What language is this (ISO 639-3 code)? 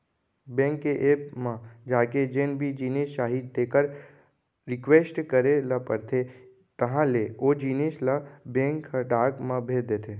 hne